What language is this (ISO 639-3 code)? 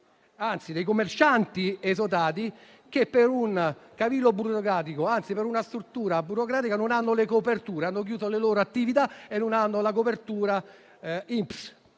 ita